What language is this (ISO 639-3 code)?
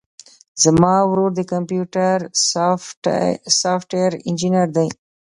pus